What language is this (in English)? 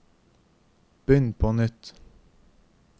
Norwegian